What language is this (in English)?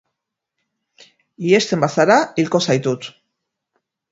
Basque